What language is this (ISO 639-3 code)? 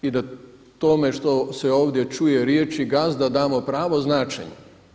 hrv